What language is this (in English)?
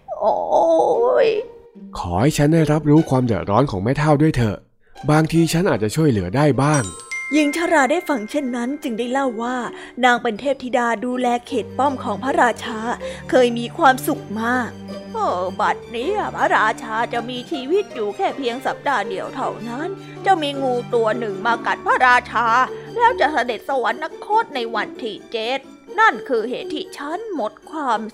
Thai